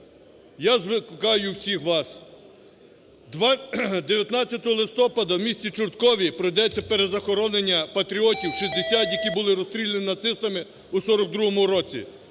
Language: Ukrainian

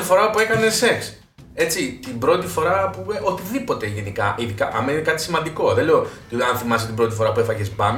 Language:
Greek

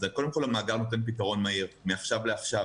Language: Hebrew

